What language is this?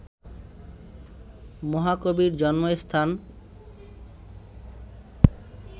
Bangla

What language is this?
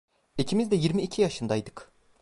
Turkish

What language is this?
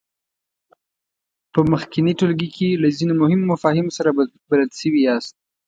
Pashto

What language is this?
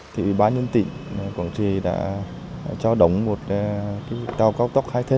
Vietnamese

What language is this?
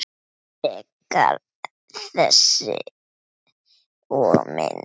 Icelandic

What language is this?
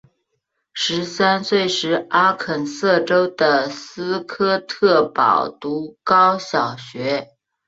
Chinese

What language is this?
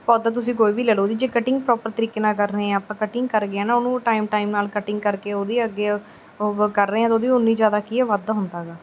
Punjabi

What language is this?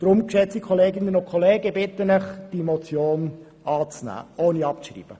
Swiss German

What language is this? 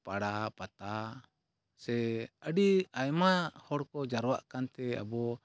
Santali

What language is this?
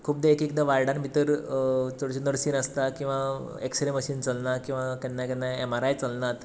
Konkani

